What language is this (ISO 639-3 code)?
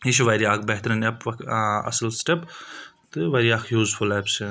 kas